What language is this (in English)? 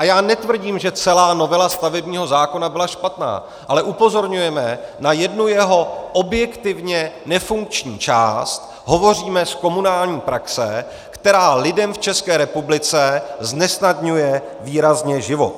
Czech